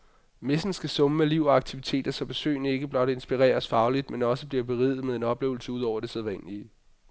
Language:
Danish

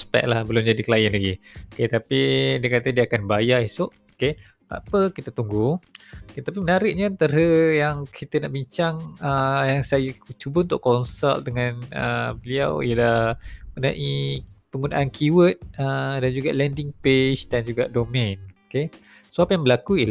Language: Malay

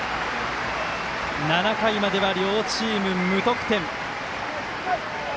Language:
Japanese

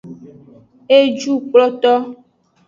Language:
Aja (Benin)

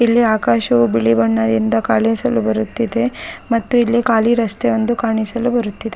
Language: Kannada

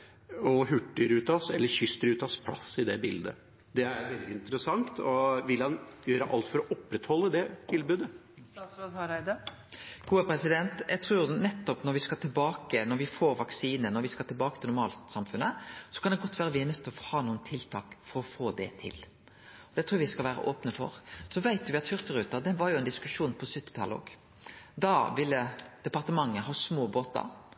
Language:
Norwegian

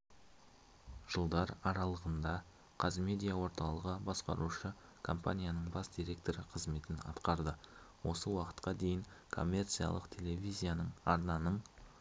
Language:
Kazakh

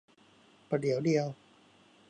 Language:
Thai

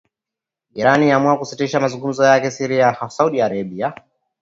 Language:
Swahili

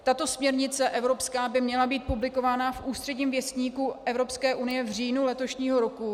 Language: Czech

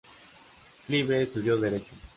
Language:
Spanish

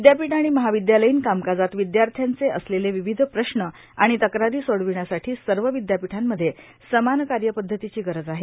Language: Marathi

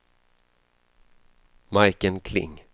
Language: Swedish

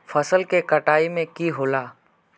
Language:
Magahi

